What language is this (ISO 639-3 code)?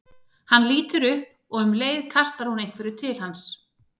isl